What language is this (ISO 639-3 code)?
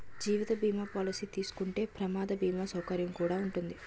tel